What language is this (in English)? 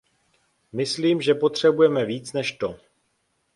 Czech